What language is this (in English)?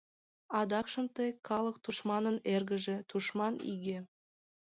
Mari